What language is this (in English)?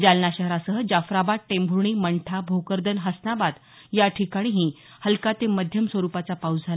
Marathi